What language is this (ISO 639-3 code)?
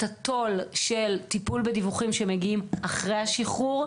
heb